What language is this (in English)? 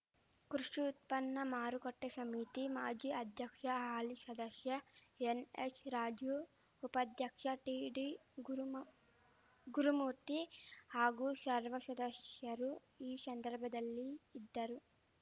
Kannada